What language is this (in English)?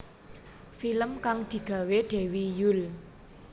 Javanese